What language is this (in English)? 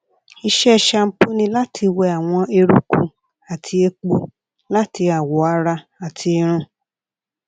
Yoruba